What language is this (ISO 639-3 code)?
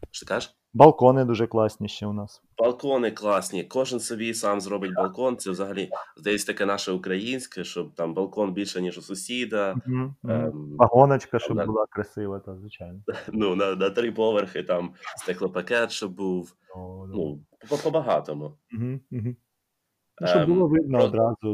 ukr